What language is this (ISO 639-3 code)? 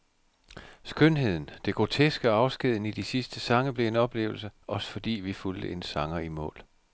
dan